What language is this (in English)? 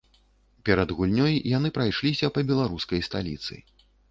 Belarusian